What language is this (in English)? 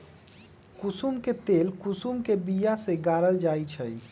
Magahi